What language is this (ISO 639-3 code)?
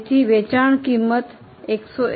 guj